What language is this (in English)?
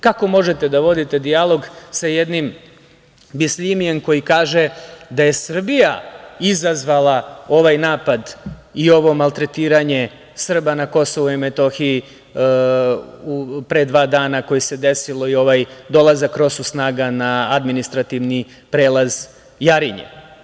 Serbian